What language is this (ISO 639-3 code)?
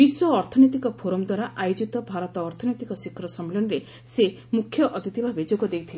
ori